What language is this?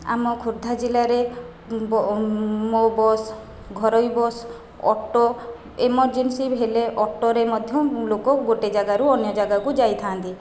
Odia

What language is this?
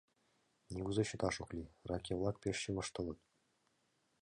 Mari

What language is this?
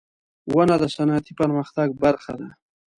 Pashto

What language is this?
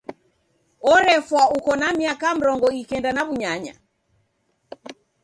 Taita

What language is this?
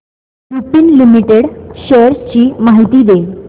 Marathi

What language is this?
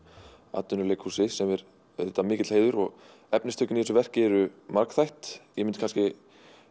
Icelandic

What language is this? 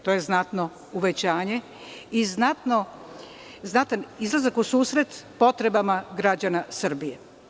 Serbian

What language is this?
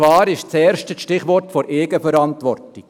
Swiss German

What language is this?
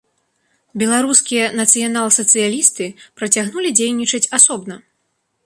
Belarusian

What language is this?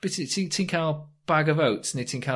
Welsh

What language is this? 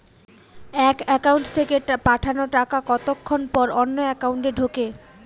Bangla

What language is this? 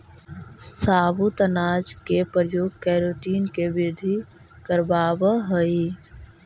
Magahi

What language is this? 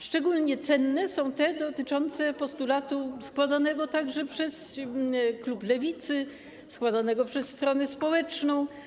Polish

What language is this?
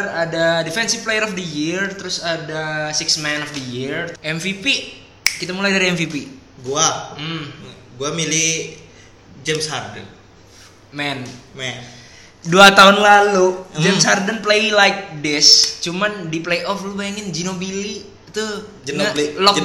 Indonesian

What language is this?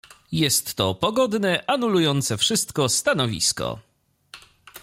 Polish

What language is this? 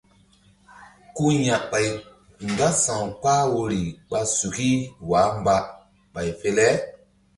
Mbum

